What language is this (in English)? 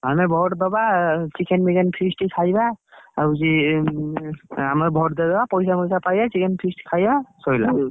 Odia